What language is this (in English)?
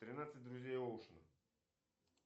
Russian